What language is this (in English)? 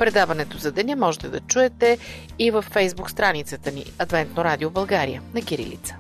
Bulgarian